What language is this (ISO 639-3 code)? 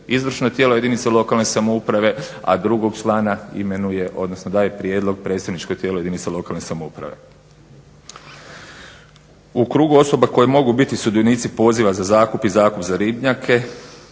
hrv